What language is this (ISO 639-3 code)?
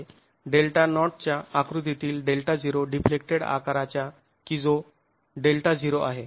mar